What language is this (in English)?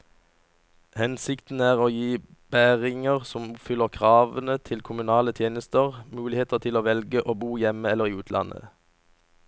Norwegian